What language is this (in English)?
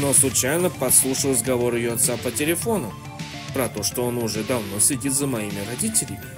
Russian